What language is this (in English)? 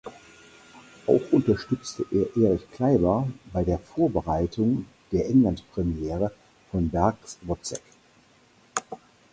German